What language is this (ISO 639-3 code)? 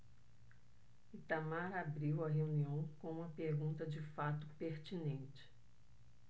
por